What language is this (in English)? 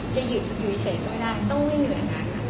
Thai